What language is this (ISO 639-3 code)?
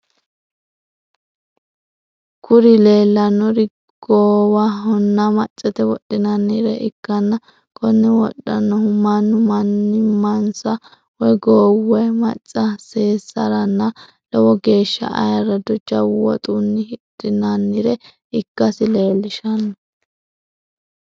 sid